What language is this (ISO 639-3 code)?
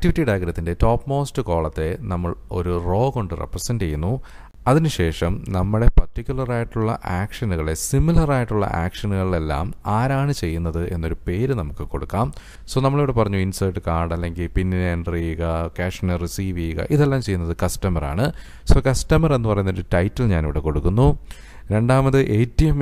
ind